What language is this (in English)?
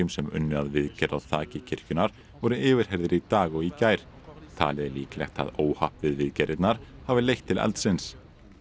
Icelandic